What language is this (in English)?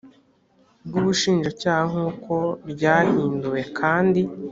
Kinyarwanda